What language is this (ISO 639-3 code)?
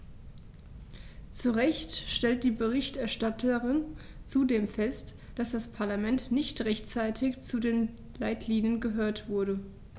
deu